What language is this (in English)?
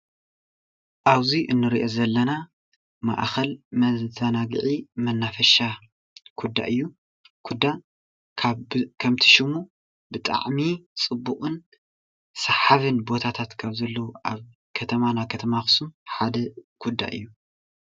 Tigrinya